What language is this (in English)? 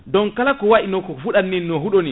Fula